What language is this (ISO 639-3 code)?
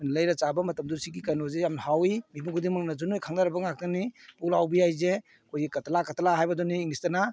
mni